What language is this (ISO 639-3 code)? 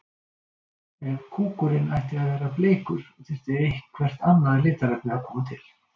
isl